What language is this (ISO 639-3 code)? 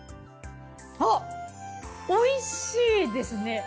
jpn